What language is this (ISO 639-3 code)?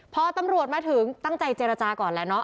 tha